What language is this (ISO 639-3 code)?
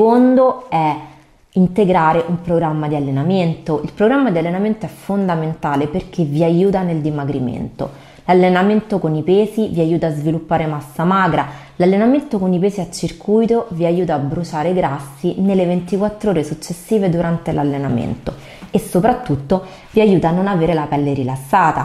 ita